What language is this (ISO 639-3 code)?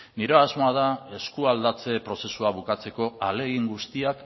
eus